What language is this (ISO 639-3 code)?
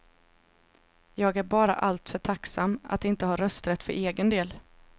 swe